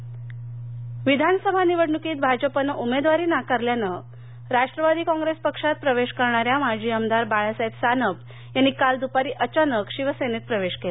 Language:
Marathi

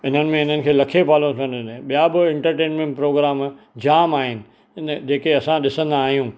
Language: Sindhi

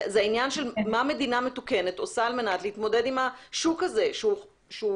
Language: Hebrew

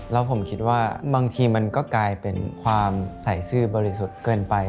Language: Thai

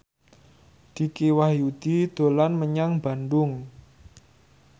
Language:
Javanese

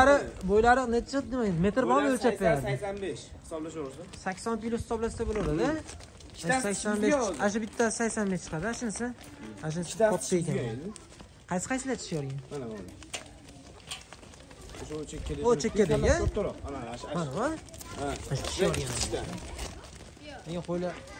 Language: Turkish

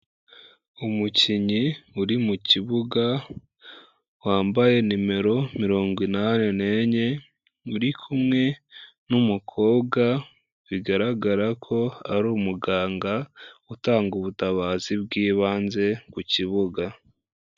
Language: Kinyarwanda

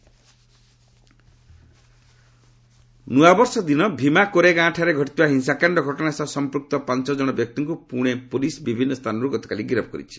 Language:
Odia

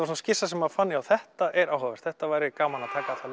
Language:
Icelandic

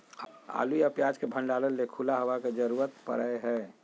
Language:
Magahi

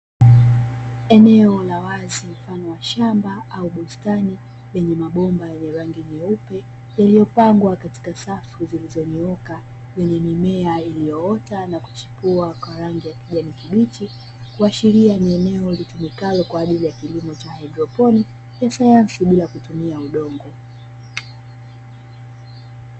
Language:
Swahili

